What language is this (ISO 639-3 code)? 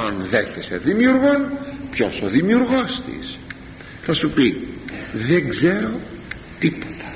ell